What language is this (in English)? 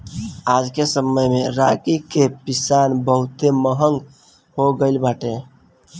Bhojpuri